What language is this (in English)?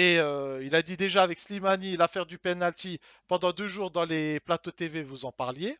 French